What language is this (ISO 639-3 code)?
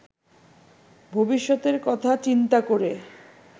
ben